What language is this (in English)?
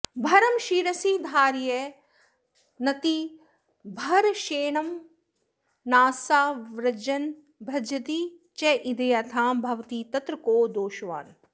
Sanskrit